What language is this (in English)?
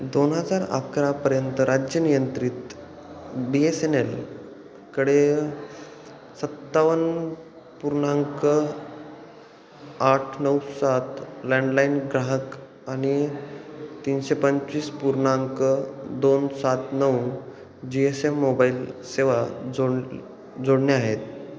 Marathi